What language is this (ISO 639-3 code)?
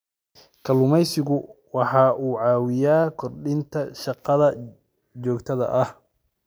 som